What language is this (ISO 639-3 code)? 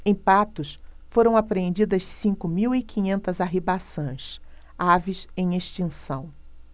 por